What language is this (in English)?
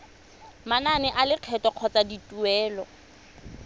Tswana